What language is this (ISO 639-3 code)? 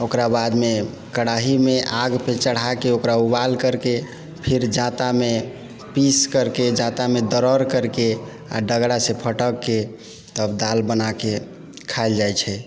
mai